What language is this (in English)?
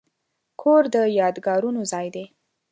Pashto